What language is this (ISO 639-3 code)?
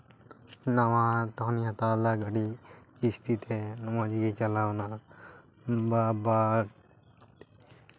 sat